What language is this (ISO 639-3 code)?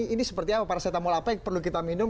ind